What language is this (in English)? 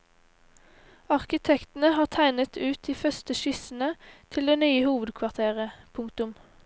Norwegian